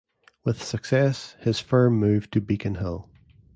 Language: English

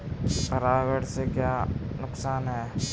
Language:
Hindi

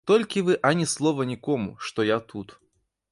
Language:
Belarusian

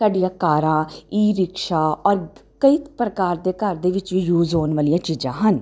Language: Punjabi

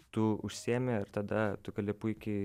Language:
Lithuanian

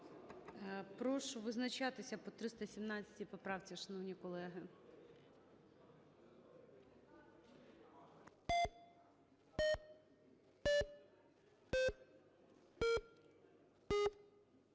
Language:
Ukrainian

